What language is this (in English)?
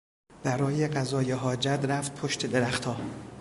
Persian